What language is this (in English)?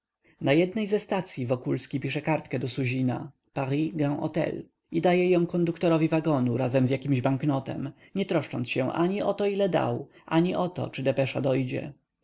Polish